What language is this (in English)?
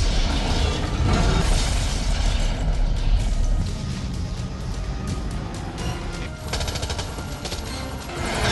German